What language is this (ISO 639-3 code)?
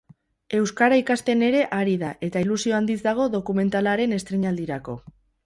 eus